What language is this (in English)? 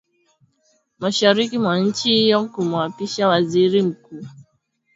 Swahili